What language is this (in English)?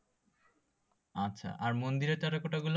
Bangla